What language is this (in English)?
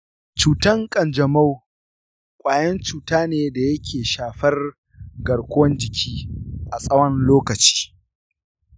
Hausa